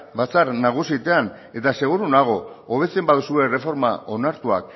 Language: Basque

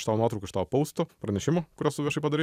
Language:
Lithuanian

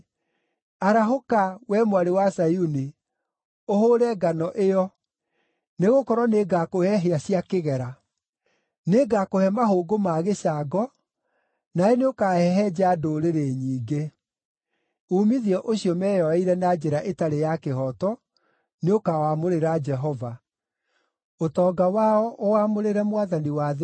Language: Kikuyu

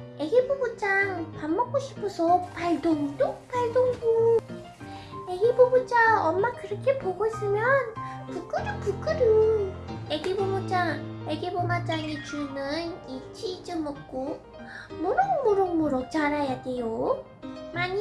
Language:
Korean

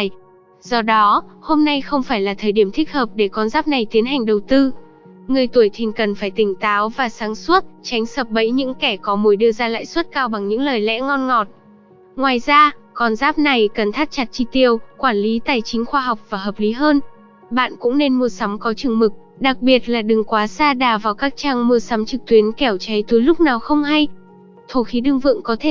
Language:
Vietnamese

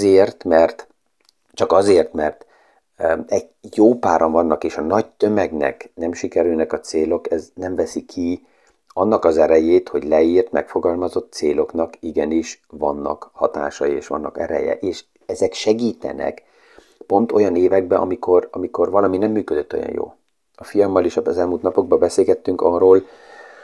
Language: Hungarian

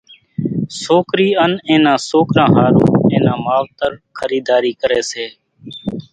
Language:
Kachi Koli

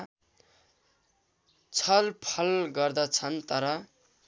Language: Nepali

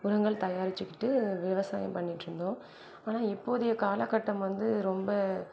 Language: Tamil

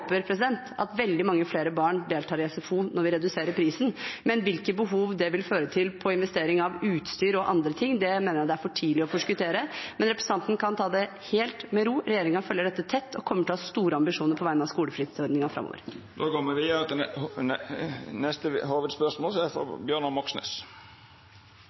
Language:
Norwegian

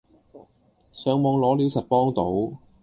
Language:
Cantonese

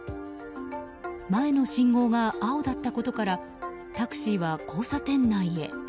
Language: Japanese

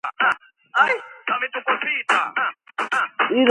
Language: Georgian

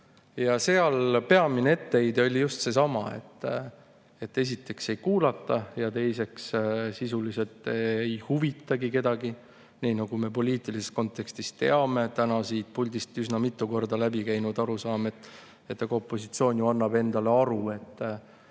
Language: Estonian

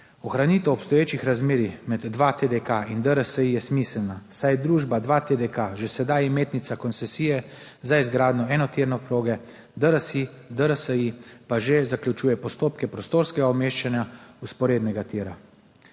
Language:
Slovenian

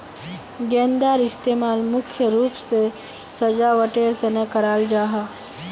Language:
Magahi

